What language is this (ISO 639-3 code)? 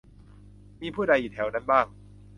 tha